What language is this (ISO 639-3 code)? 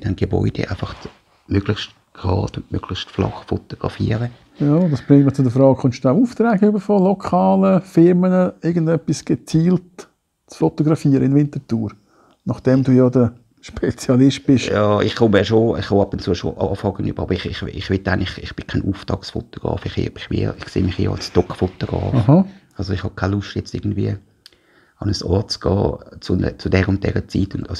deu